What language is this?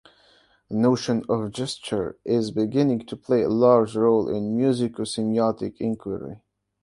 English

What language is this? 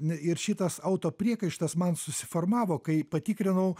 Lithuanian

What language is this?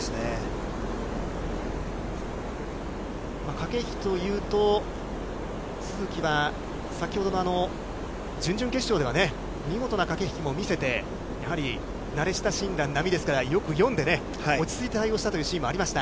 Japanese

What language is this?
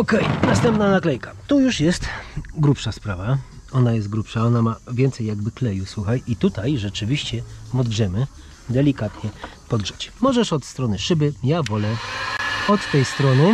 Polish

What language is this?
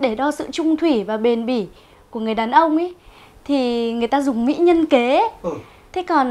Vietnamese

